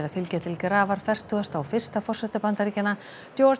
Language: Icelandic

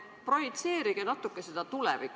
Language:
Estonian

